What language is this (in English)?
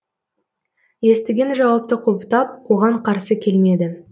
Kazakh